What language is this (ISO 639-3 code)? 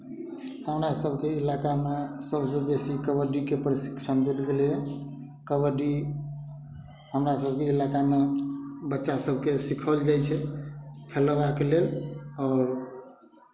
mai